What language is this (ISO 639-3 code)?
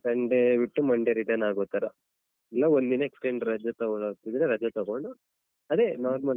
kan